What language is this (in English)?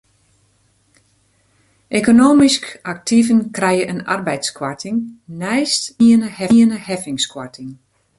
Western Frisian